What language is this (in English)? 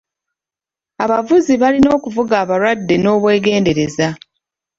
Ganda